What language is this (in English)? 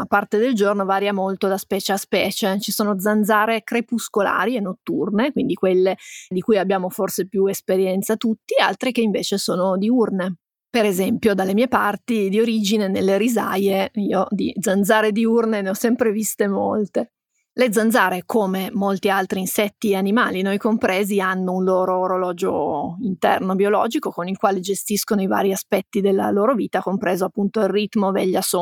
Italian